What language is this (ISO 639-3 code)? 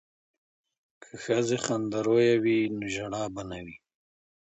pus